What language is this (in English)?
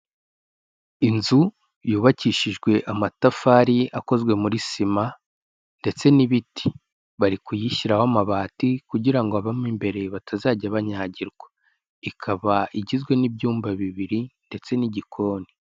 Kinyarwanda